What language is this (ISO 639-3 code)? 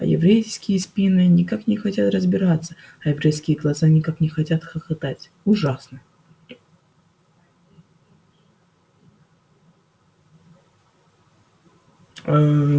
rus